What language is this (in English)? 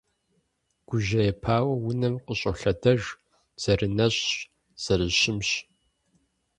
Kabardian